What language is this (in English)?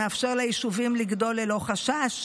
Hebrew